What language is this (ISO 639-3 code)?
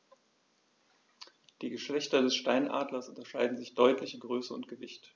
deu